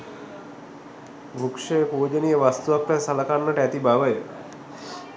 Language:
Sinhala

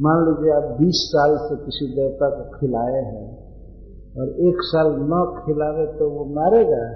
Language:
Hindi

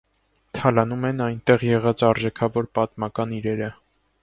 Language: Armenian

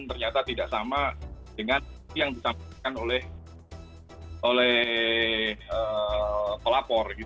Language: Indonesian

